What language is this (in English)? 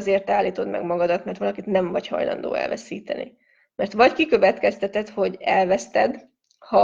Hungarian